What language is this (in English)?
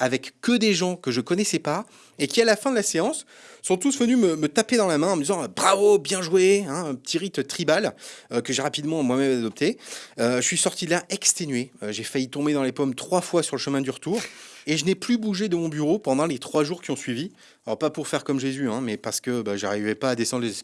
French